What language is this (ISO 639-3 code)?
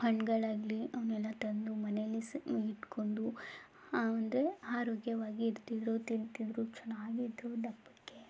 kan